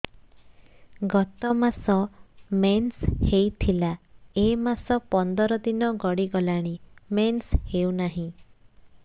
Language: Odia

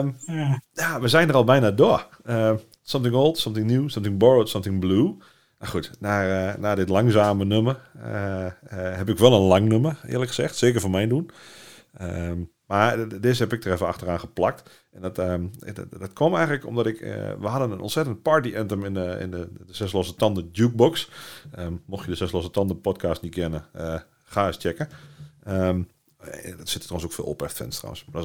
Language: Dutch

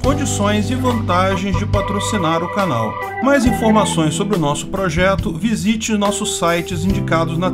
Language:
Portuguese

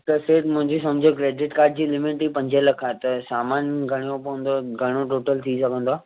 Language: Sindhi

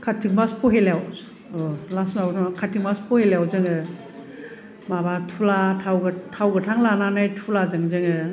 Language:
Bodo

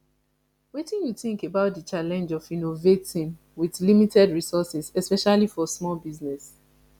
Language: Nigerian Pidgin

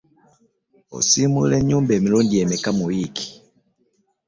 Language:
Ganda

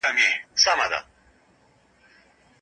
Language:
Pashto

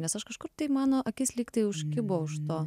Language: Lithuanian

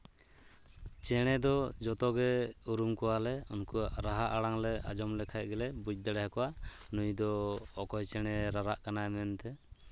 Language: Santali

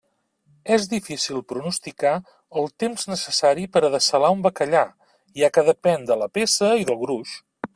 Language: Catalan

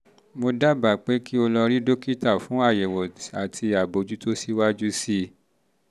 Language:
Yoruba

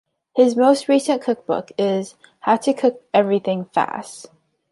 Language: English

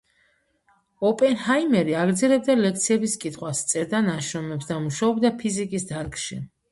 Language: Georgian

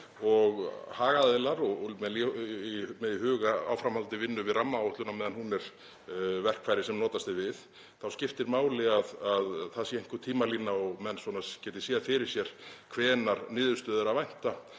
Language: Icelandic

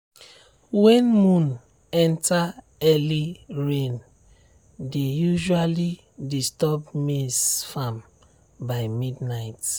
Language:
Nigerian Pidgin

